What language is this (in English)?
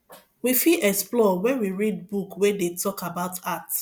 Nigerian Pidgin